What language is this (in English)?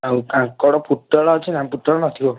Odia